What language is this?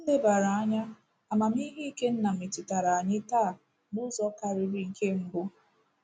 Igbo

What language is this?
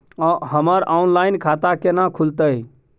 Maithili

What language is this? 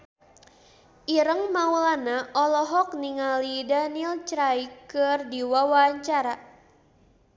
Sundanese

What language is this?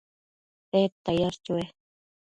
Matsés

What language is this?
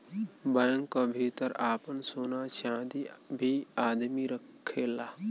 Bhojpuri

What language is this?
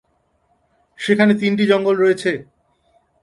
Bangla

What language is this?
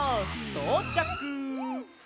Japanese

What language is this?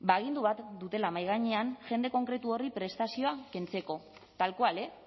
Basque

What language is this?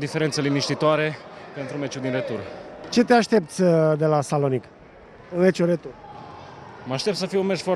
Romanian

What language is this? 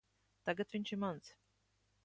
Latvian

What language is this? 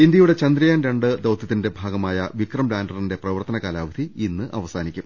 Malayalam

